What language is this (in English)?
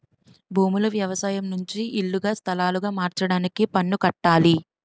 Telugu